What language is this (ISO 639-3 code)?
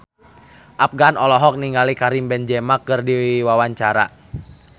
sun